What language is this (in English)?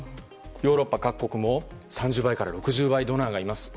Japanese